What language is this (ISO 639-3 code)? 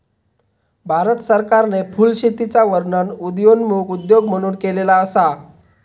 mar